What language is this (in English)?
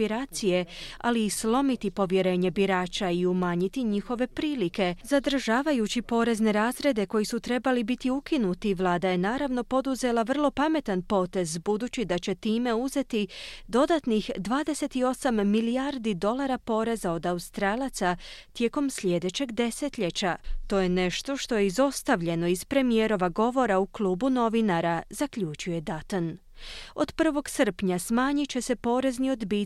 Croatian